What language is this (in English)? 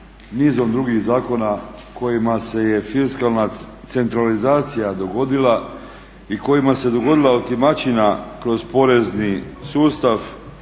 Croatian